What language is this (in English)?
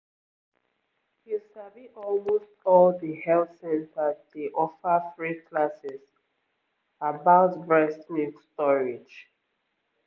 Nigerian Pidgin